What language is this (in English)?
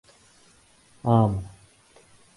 Urdu